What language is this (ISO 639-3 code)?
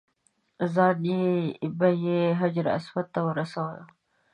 pus